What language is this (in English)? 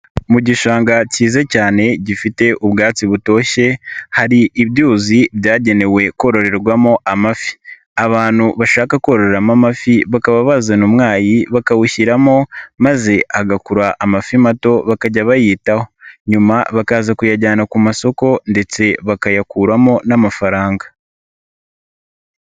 Kinyarwanda